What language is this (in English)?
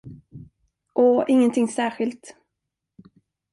Swedish